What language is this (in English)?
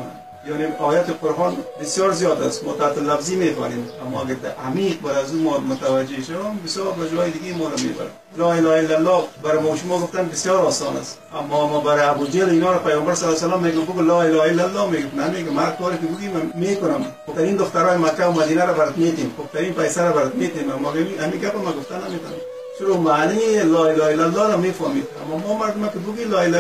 Persian